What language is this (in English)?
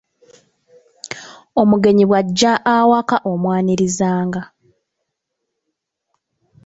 Ganda